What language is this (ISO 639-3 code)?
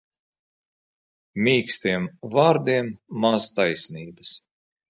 lav